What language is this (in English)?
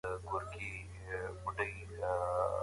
Pashto